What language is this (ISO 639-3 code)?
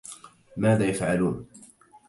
ara